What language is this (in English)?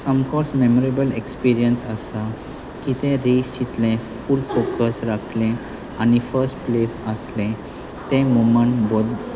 Konkani